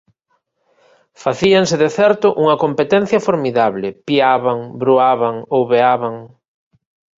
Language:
Galician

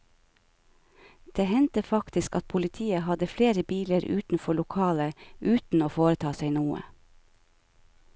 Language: Norwegian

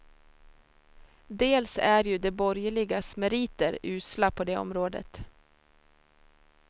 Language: Swedish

